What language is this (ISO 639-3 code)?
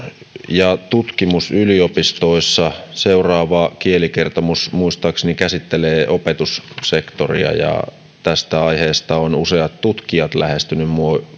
fin